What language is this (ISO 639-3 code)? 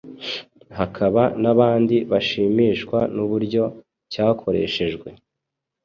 kin